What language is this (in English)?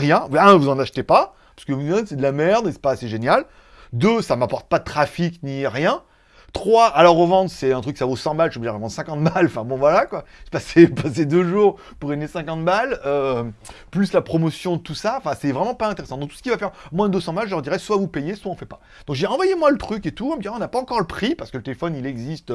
French